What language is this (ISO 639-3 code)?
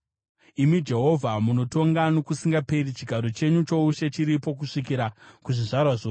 sna